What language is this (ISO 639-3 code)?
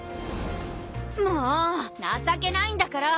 jpn